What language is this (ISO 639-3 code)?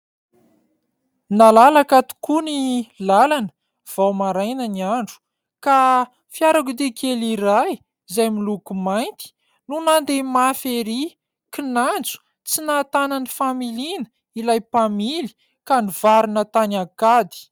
mlg